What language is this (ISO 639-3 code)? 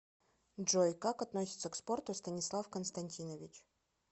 rus